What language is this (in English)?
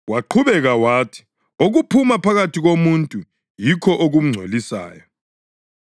North Ndebele